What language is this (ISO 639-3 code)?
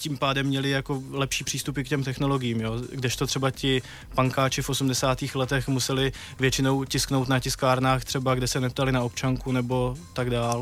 ces